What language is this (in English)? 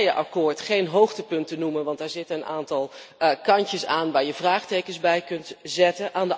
Dutch